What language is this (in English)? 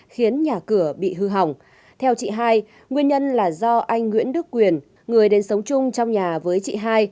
Vietnamese